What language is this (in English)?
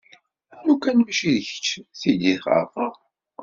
Kabyle